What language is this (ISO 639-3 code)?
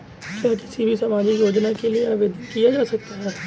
hin